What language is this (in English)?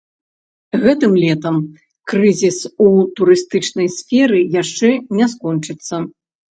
Belarusian